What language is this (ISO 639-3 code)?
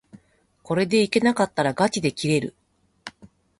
jpn